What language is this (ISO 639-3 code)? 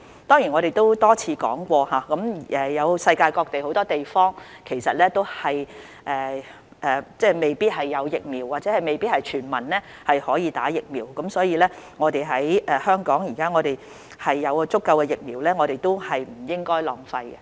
yue